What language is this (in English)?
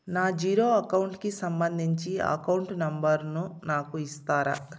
Telugu